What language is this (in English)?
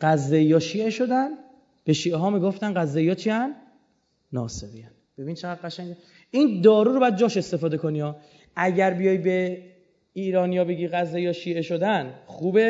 Persian